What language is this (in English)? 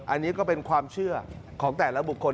Thai